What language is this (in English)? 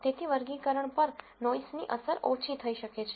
Gujarati